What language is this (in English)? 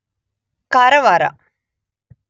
Kannada